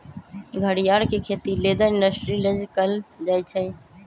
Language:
Magahi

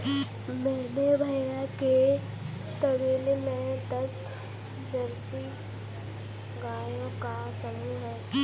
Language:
Hindi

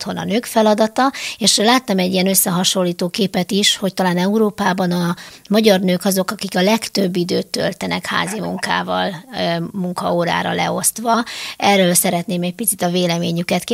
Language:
Hungarian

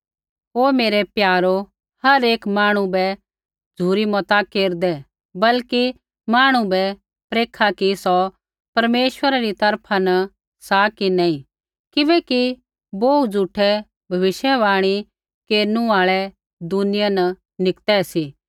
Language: Kullu Pahari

